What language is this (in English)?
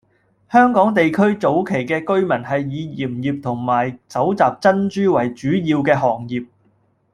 Cantonese